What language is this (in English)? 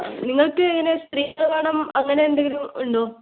Malayalam